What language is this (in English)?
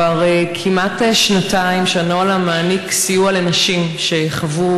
Hebrew